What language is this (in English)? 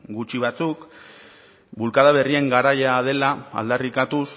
Basque